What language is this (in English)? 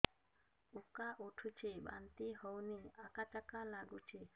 Odia